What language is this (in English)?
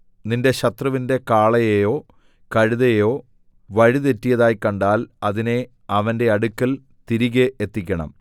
Malayalam